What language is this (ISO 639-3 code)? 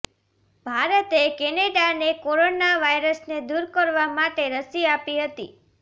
guj